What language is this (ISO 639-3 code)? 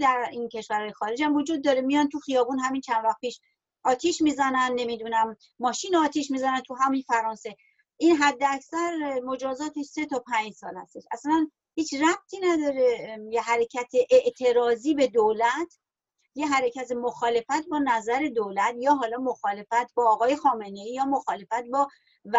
fas